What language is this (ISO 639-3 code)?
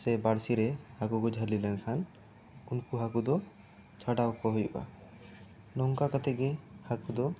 sat